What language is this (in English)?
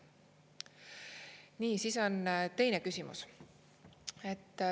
Estonian